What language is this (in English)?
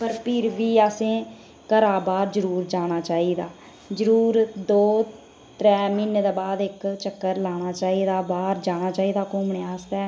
Dogri